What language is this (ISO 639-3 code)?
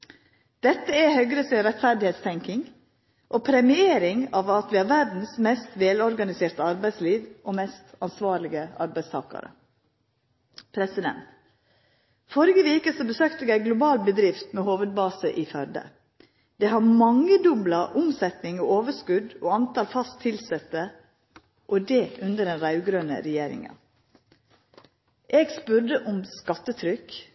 nno